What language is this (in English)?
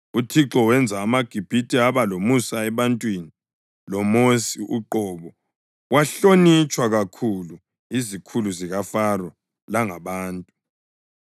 North Ndebele